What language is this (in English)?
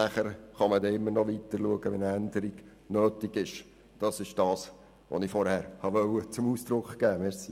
Swiss German